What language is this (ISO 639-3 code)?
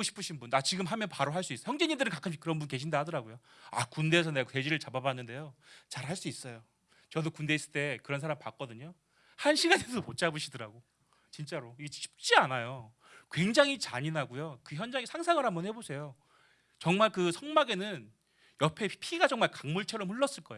kor